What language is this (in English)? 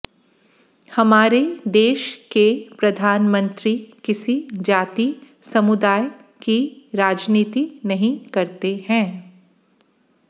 Hindi